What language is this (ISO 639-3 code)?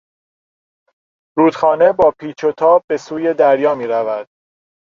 fas